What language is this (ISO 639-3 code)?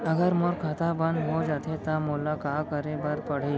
hne